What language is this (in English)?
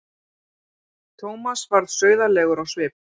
Icelandic